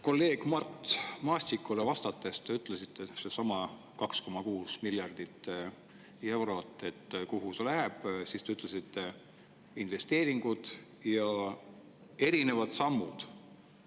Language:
Estonian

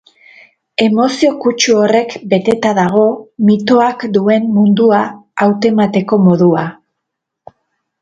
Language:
Basque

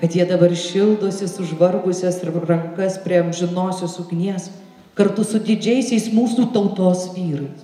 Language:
Lithuanian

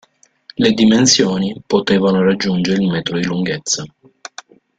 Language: Italian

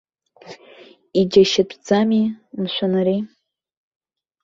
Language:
Abkhazian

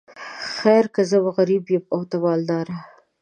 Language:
Pashto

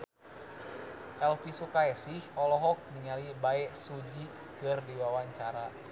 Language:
Sundanese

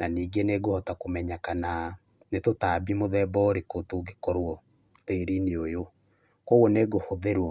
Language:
Kikuyu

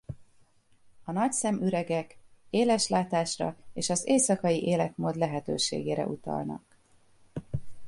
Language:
Hungarian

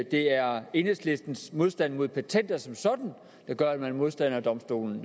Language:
Danish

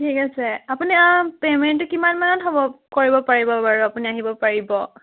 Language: Assamese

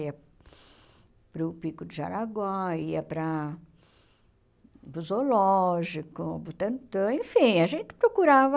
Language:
Portuguese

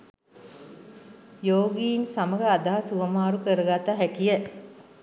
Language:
Sinhala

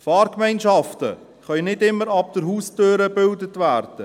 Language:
Swiss German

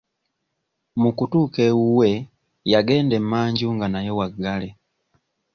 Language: Ganda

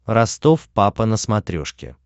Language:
Russian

